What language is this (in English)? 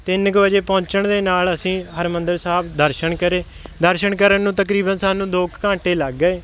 Punjabi